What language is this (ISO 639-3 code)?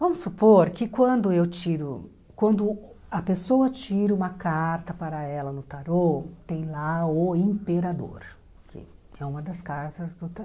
por